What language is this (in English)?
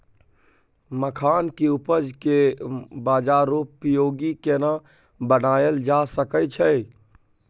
Maithili